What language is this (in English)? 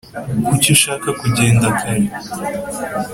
Kinyarwanda